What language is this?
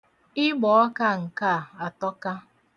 Igbo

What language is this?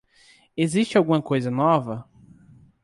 Portuguese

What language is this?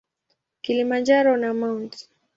Swahili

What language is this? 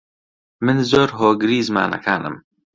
Central Kurdish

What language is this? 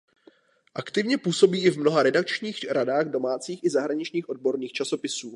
Czech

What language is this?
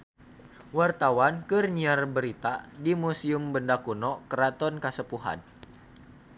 Sundanese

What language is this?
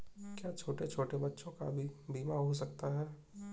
Hindi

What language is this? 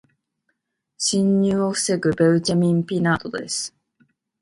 Japanese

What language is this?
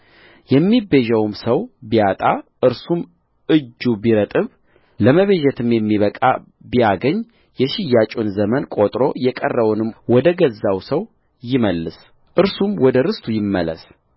Amharic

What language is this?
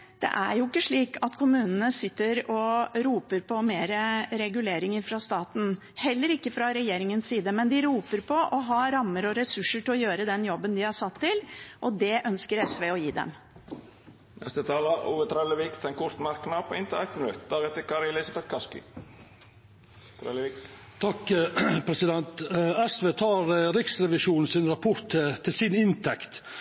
Norwegian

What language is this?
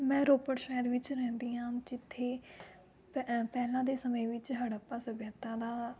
Punjabi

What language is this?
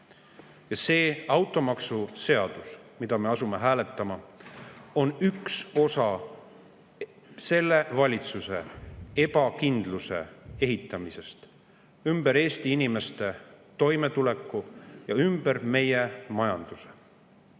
Estonian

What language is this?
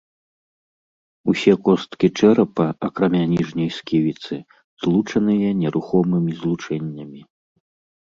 Belarusian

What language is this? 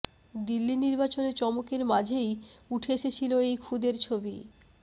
Bangla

